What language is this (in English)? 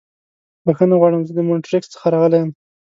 Pashto